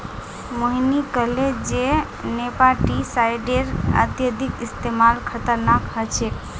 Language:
Magahi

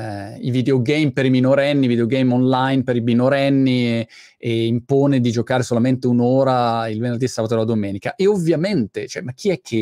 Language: Italian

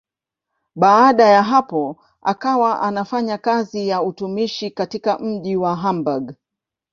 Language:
Swahili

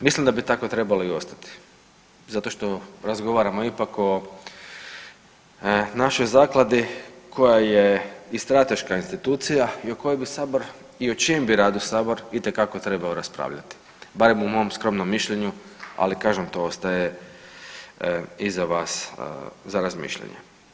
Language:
Croatian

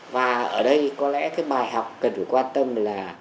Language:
Vietnamese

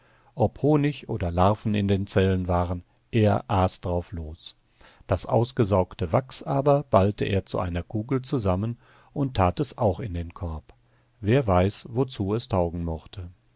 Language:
German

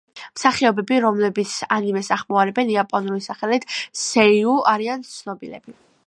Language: Georgian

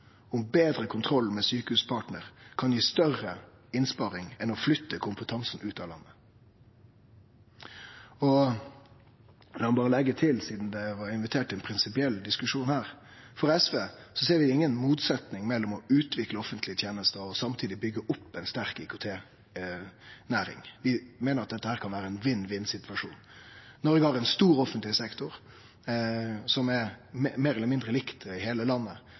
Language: Norwegian Nynorsk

